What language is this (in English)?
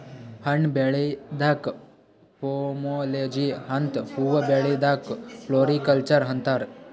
Kannada